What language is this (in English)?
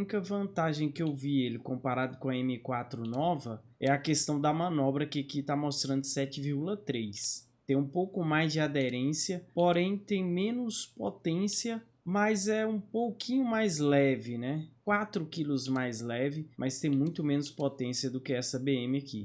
Portuguese